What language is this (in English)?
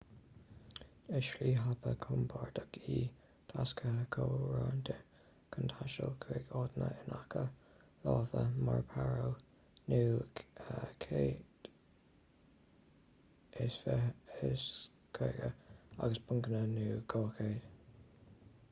Irish